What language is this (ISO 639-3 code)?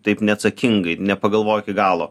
lit